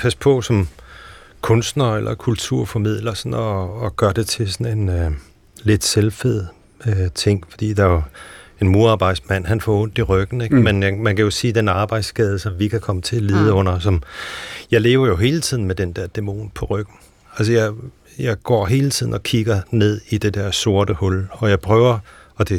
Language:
Danish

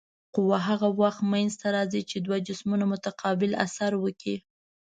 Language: Pashto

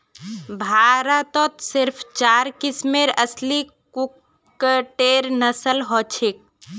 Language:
Magahi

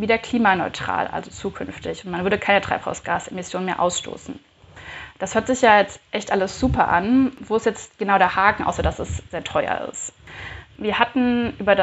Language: German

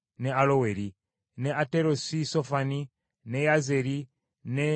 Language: Ganda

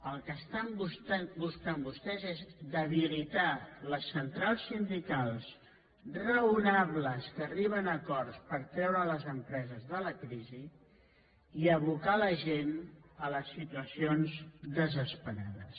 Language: Catalan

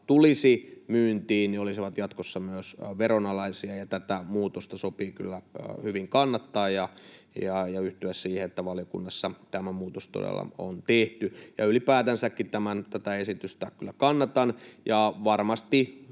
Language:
Finnish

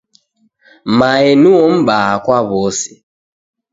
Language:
Taita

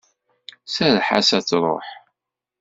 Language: Kabyle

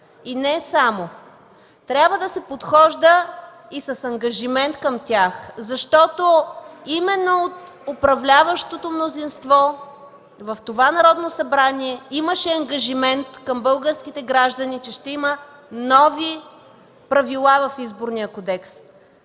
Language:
Bulgarian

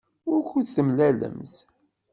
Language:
Kabyle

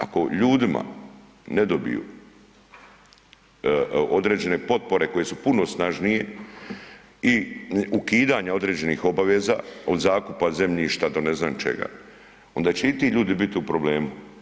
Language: Croatian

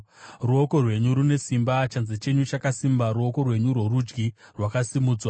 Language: Shona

